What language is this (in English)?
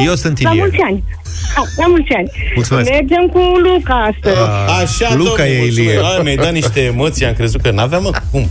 Romanian